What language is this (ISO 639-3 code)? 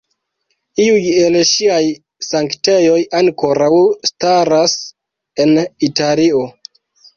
epo